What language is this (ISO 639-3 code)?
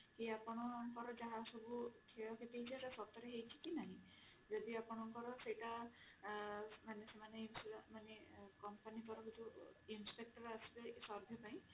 ori